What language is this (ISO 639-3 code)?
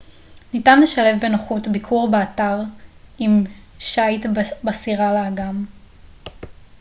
heb